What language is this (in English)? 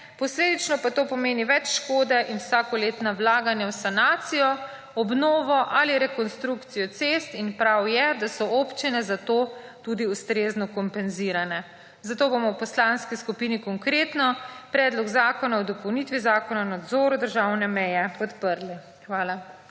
Slovenian